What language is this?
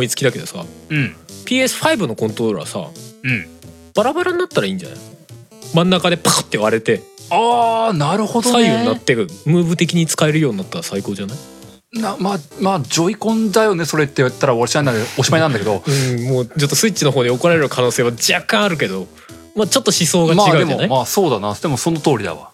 Japanese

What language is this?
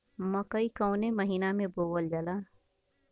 Bhojpuri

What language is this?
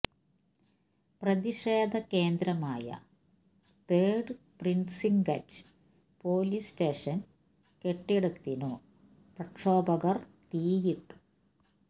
Malayalam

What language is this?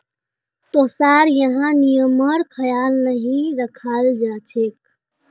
Magahi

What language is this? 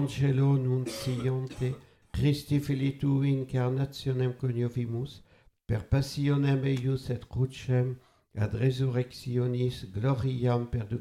French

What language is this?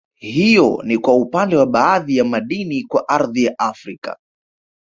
Swahili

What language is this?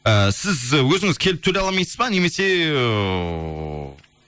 Kazakh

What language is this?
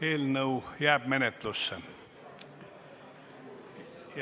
Estonian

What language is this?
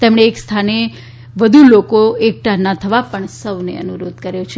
Gujarati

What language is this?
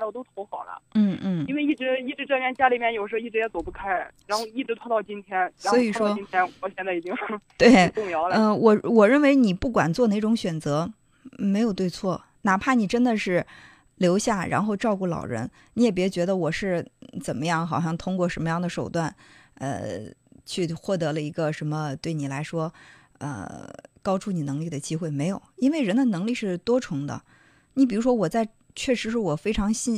Chinese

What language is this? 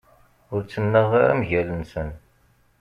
Kabyle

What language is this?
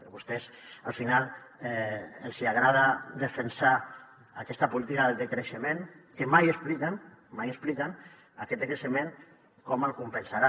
Catalan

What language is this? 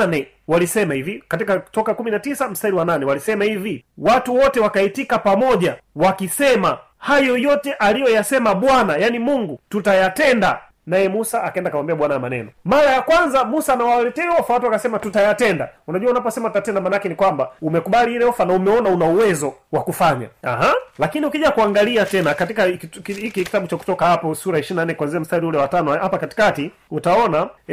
Swahili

